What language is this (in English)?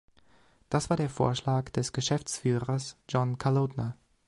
German